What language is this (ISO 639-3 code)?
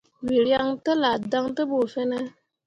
mua